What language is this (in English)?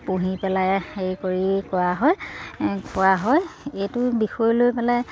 Assamese